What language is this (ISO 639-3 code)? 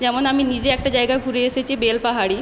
ben